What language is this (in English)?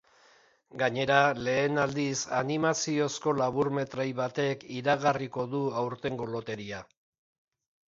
Basque